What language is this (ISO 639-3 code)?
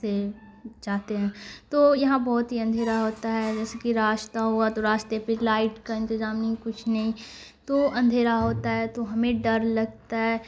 urd